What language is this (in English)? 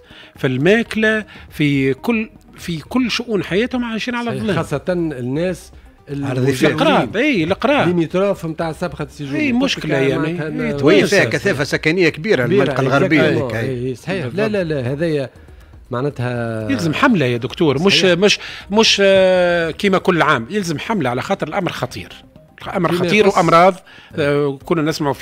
Arabic